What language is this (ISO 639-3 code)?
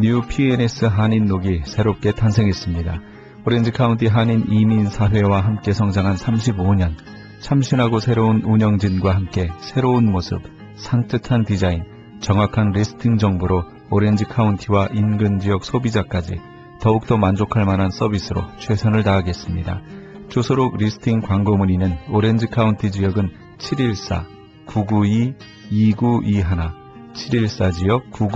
kor